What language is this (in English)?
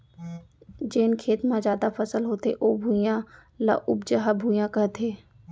Chhattisgarhi